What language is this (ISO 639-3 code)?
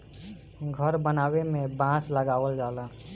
bho